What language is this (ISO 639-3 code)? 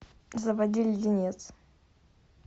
rus